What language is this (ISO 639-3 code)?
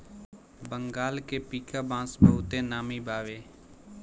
bho